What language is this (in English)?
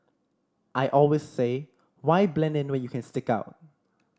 English